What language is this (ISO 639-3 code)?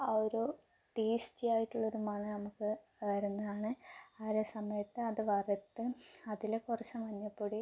mal